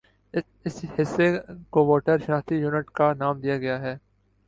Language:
Urdu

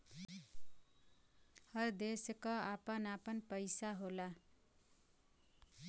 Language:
Bhojpuri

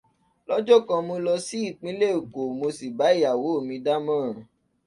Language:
Yoruba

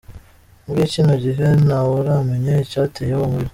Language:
Kinyarwanda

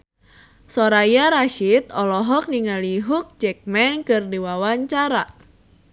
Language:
Sundanese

